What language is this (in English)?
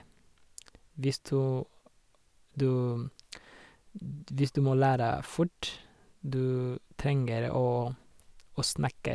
Norwegian